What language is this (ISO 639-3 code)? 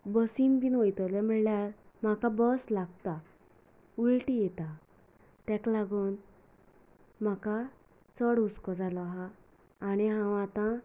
kok